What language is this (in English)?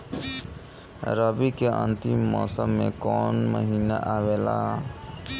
Bhojpuri